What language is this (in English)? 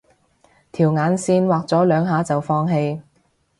Cantonese